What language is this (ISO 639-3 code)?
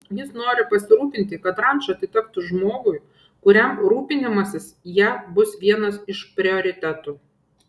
lit